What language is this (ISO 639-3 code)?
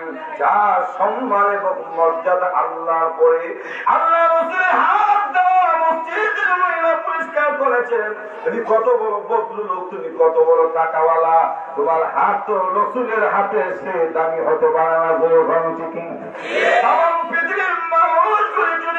ara